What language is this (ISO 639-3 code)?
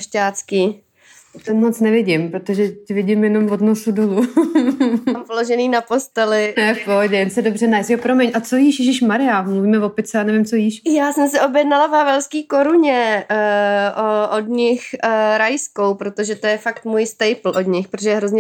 ces